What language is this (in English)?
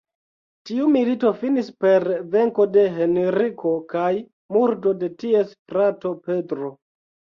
Esperanto